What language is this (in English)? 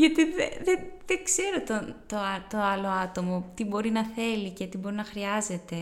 Greek